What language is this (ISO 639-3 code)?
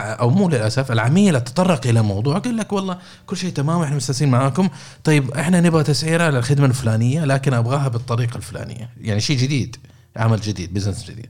ara